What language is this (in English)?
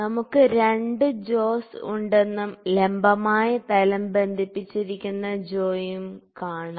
Malayalam